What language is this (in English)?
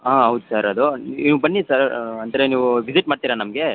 Kannada